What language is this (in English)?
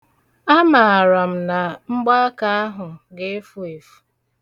Igbo